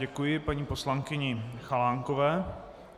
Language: Czech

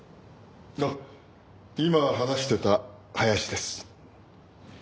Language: Japanese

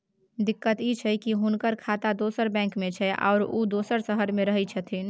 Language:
Maithili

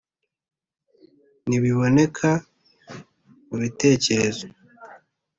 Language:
Kinyarwanda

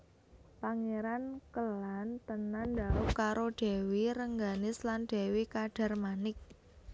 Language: Javanese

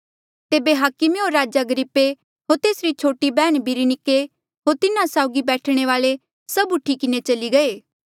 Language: Mandeali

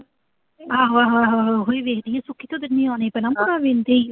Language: Punjabi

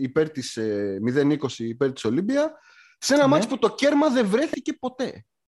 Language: Greek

